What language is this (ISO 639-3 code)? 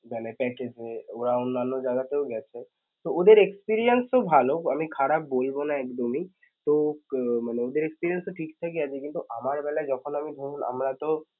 ben